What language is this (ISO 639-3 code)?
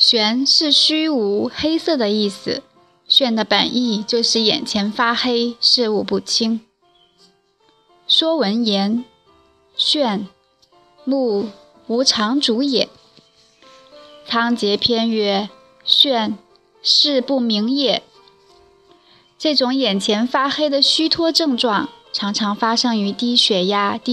zho